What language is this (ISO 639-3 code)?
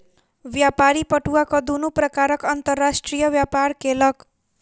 mai